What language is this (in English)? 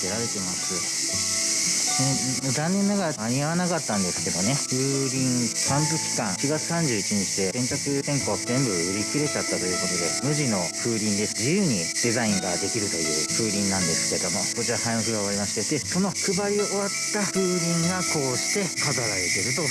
Japanese